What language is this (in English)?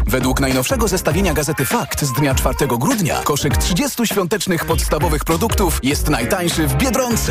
Polish